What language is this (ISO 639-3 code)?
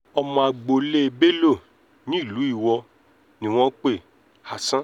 yor